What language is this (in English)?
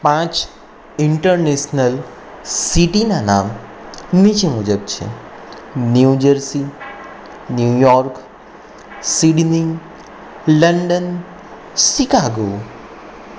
Gujarati